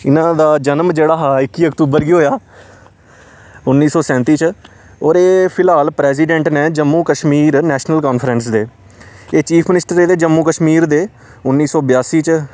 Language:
Dogri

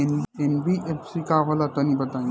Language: Bhojpuri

